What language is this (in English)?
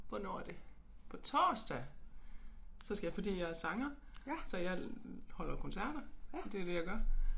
Danish